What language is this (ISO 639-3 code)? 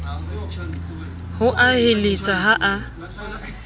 sot